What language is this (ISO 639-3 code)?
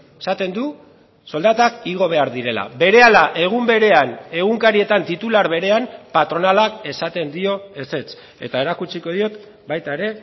eus